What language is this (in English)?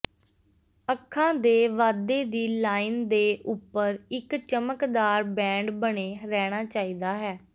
Punjabi